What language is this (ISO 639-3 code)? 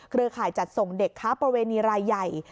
tha